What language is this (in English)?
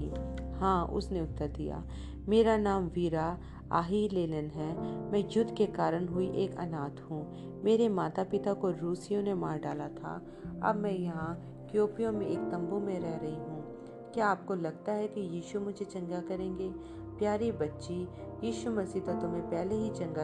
Hindi